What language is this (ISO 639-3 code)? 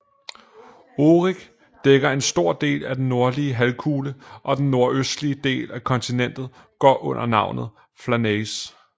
dan